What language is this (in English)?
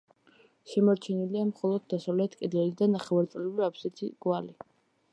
Georgian